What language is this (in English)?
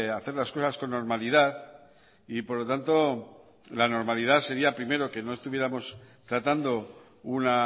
Spanish